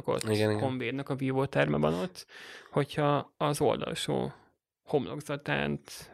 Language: Hungarian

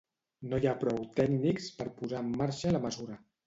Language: Catalan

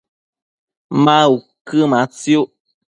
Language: Matsés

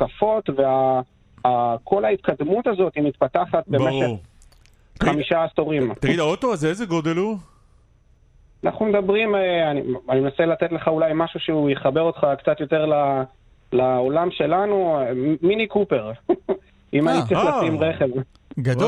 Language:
Hebrew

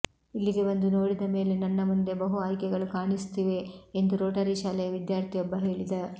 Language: Kannada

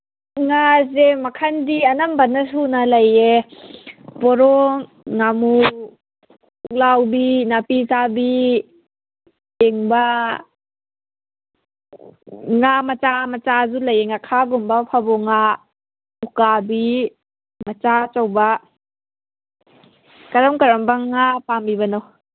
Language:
Manipuri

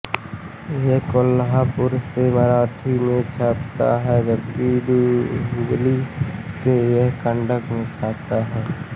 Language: Hindi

